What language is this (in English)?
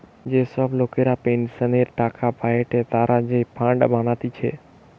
Bangla